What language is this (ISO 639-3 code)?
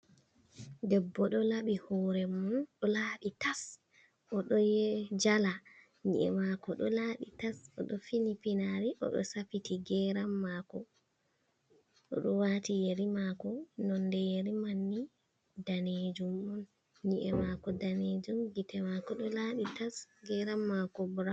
ful